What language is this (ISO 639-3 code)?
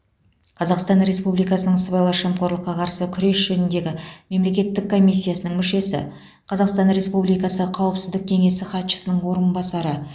kaz